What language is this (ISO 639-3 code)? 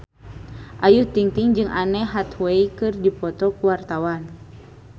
sun